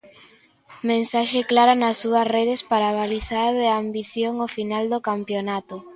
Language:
Galician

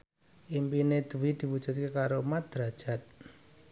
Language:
Javanese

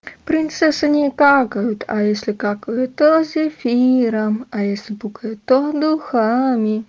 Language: Russian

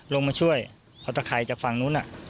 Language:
Thai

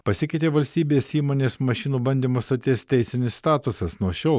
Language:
Lithuanian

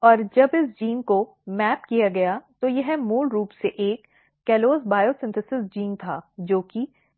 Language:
Hindi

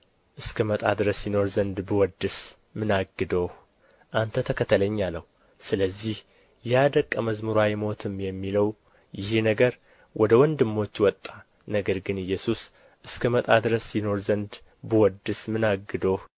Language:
Amharic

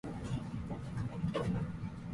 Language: Japanese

